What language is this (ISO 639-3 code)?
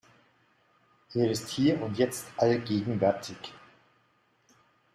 deu